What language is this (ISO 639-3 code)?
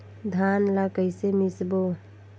hne